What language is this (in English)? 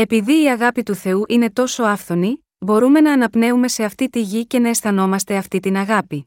Greek